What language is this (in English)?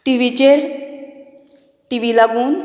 Konkani